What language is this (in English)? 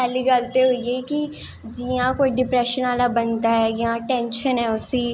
Dogri